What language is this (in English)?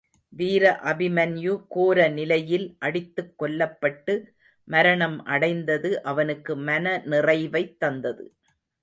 Tamil